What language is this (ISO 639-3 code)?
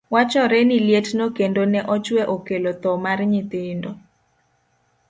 luo